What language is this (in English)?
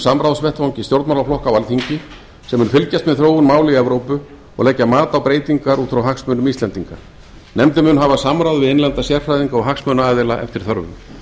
Icelandic